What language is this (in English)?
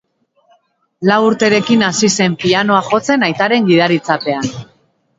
Basque